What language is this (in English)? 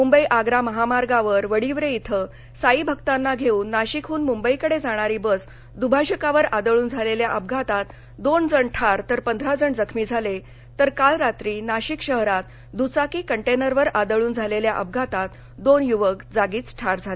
Marathi